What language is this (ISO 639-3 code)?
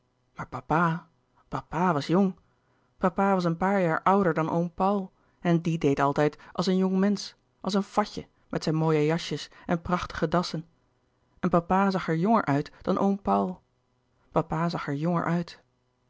nld